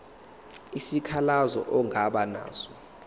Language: Zulu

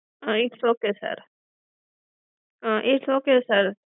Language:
Gujarati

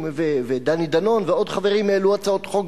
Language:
Hebrew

